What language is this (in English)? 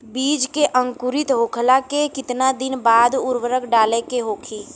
Bhojpuri